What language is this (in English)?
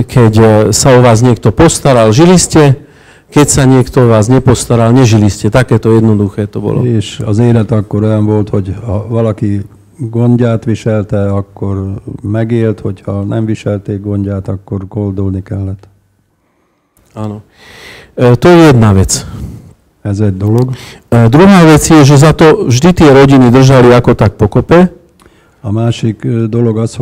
Hungarian